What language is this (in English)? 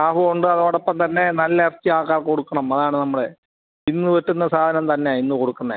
Malayalam